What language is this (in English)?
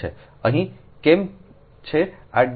Gujarati